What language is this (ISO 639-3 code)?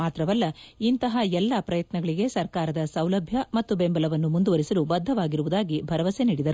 kan